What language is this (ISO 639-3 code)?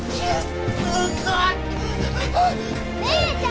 jpn